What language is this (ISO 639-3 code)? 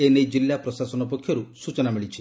ori